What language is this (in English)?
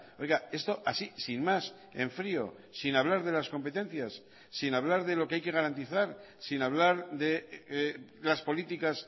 Spanish